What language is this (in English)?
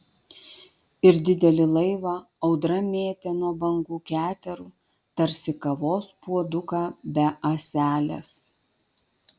Lithuanian